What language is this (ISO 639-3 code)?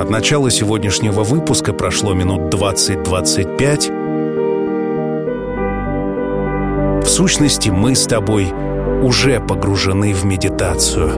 rus